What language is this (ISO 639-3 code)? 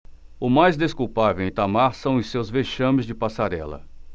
por